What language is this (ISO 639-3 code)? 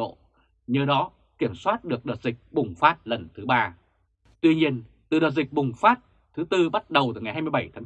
vie